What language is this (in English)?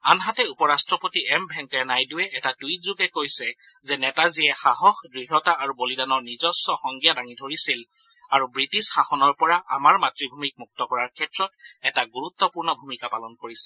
Assamese